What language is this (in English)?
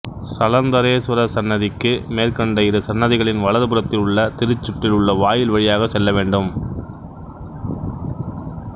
Tamil